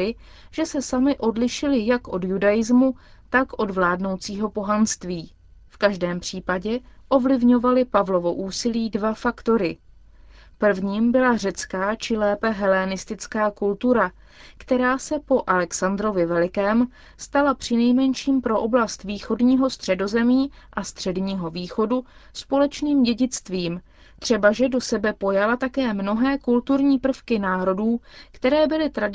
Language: Czech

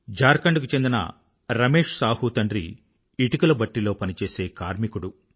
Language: Telugu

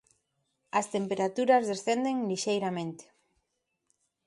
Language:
Galician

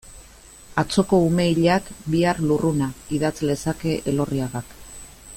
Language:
Basque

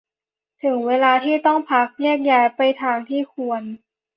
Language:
Thai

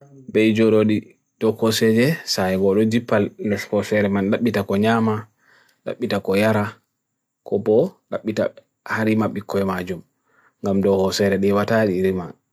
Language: Bagirmi Fulfulde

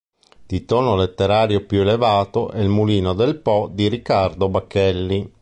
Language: Italian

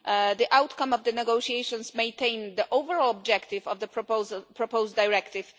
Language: English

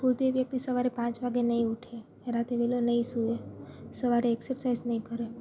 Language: Gujarati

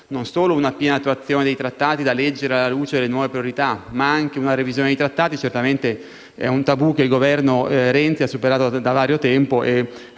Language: Italian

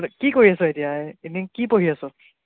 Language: Assamese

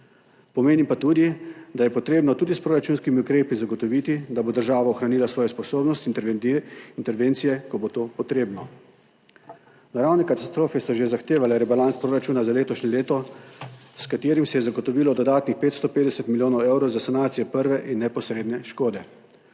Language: Slovenian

